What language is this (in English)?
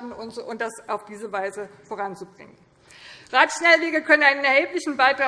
German